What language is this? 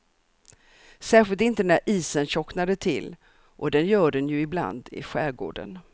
Swedish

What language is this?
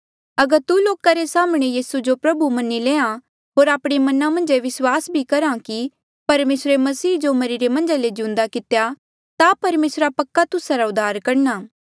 Mandeali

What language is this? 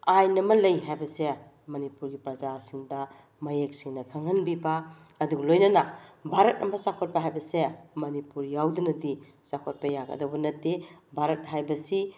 Manipuri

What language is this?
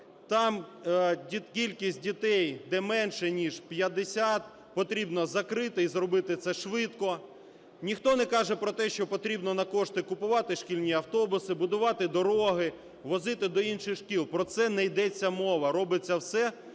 Ukrainian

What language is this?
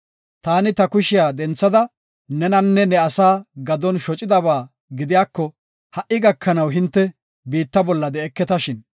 Gofa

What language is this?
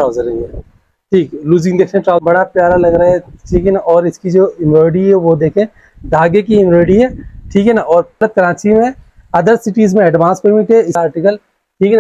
Hindi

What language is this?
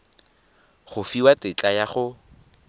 Tswana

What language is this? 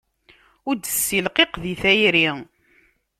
Kabyle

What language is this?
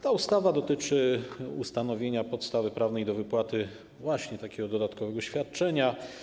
Polish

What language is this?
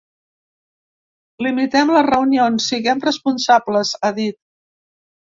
Catalan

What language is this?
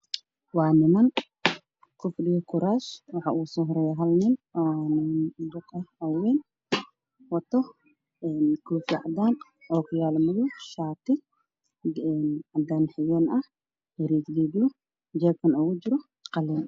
Somali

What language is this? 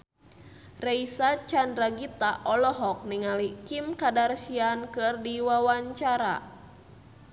Sundanese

